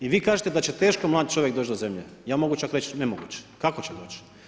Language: Croatian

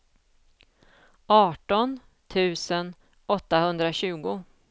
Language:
Swedish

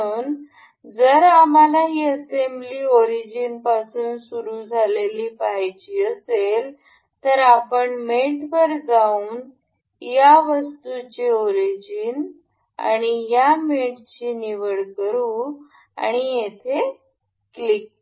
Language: Marathi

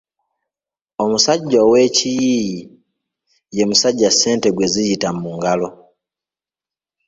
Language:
Ganda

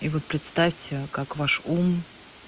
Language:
Russian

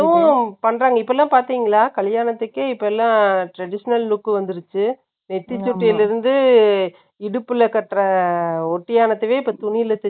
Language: Tamil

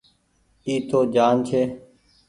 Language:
Goaria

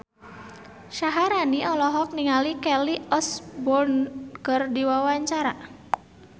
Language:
Sundanese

